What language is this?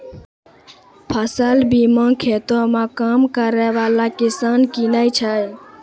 Maithili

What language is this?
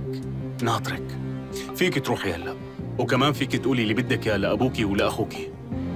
Arabic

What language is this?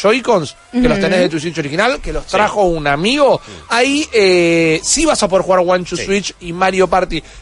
Spanish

